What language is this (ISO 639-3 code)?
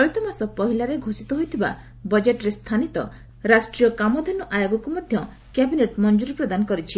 ori